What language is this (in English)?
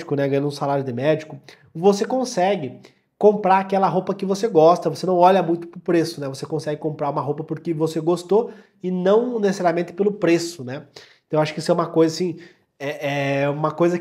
Portuguese